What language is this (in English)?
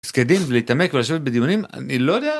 Hebrew